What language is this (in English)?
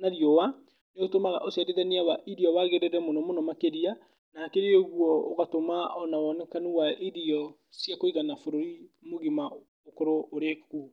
Kikuyu